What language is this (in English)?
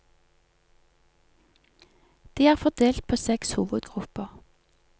Norwegian